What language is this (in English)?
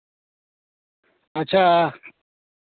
Santali